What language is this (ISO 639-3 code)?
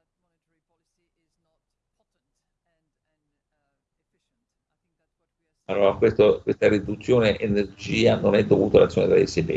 ita